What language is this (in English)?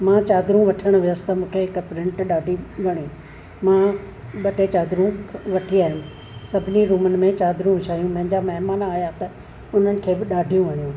Sindhi